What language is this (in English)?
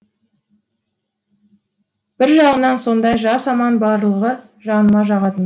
Kazakh